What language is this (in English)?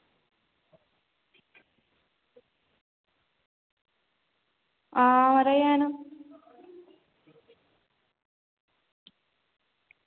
Dogri